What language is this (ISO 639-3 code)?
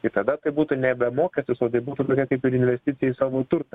lit